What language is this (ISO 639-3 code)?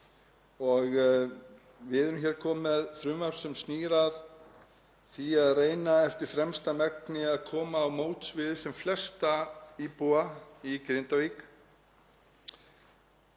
isl